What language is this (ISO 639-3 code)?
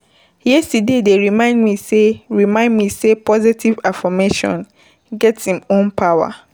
pcm